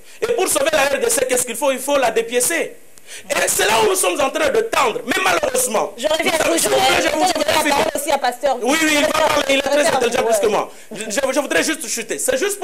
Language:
French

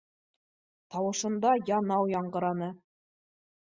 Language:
Bashkir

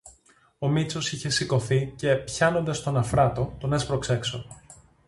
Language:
Greek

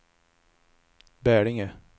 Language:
Swedish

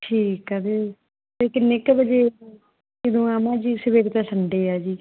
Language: Punjabi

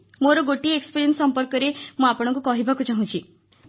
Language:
Odia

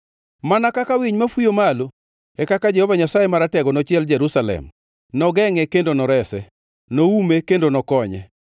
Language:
Luo (Kenya and Tanzania)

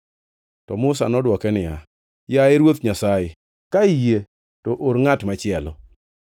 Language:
Luo (Kenya and Tanzania)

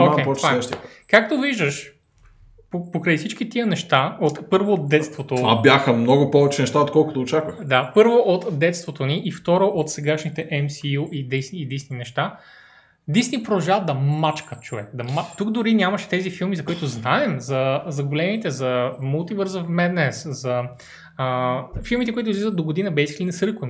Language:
Bulgarian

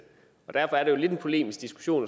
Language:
Danish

